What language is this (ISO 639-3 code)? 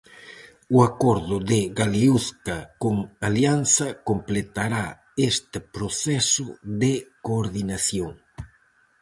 glg